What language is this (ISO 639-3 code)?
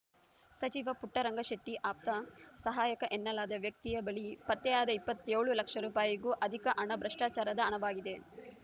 kan